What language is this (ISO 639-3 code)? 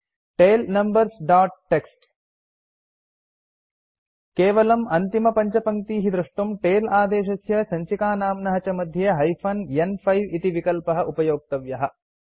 san